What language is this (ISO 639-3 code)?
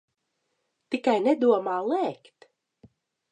lav